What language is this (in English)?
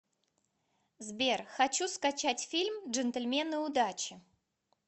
Russian